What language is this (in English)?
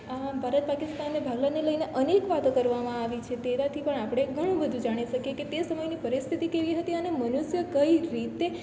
Gujarati